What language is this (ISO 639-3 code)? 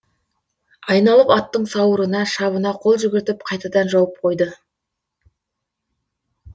kaz